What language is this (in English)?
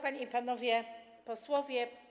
Polish